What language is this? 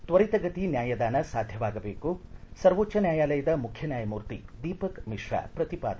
Kannada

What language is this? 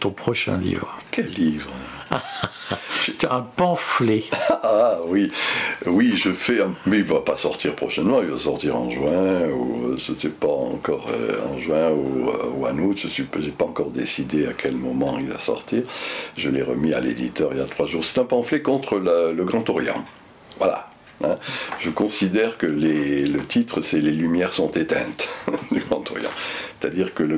French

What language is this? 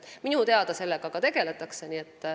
Estonian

